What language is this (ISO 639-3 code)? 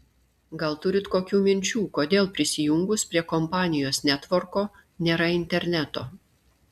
lit